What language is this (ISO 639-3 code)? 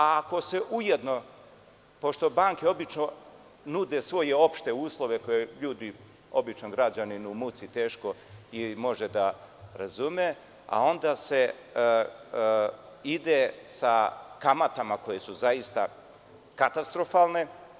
srp